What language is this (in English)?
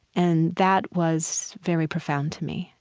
English